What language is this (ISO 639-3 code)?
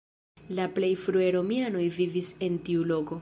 epo